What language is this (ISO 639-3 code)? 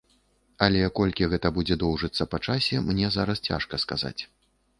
bel